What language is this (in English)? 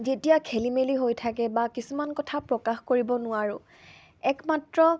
Assamese